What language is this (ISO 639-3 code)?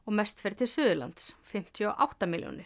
isl